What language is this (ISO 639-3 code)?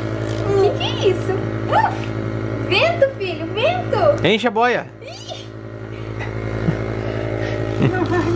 por